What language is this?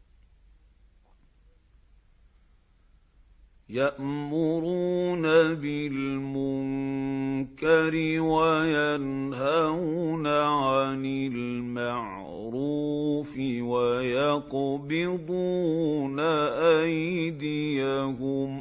Arabic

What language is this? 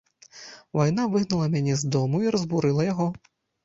Belarusian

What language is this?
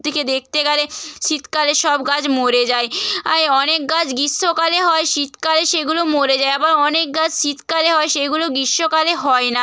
Bangla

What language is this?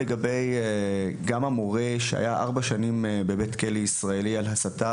Hebrew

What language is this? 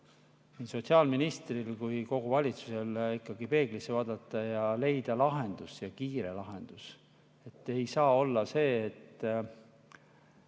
Estonian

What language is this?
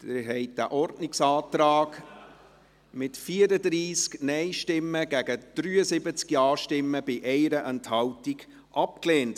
Swiss German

